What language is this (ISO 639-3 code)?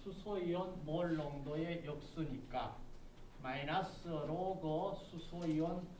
kor